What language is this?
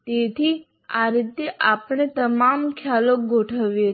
Gujarati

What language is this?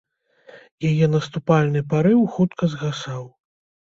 Belarusian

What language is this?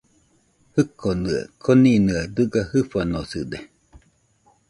Nüpode Huitoto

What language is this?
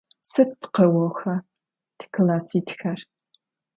Adyghe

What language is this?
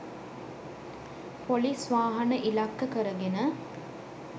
Sinhala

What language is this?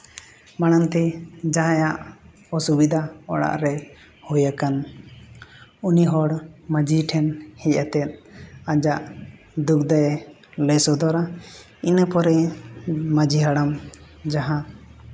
Santali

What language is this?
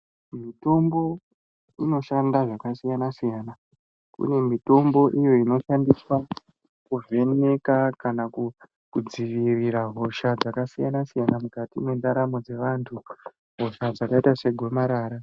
Ndau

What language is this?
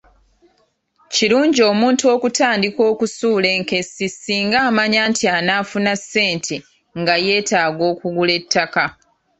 Ganda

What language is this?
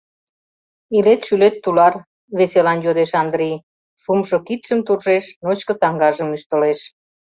Mari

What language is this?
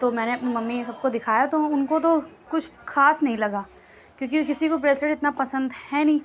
Urdu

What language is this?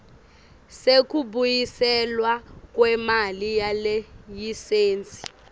Swati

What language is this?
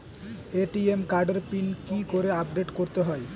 Bangla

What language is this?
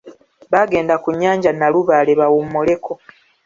Ganda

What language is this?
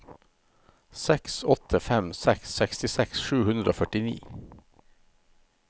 Norwegian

